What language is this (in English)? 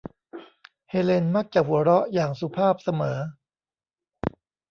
Thai